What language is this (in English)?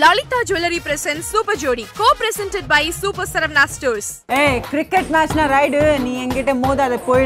Tamil